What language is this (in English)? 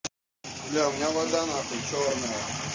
Russian